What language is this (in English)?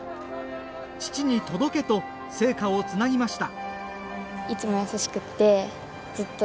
Japanese